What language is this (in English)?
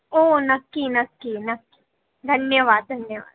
Marathi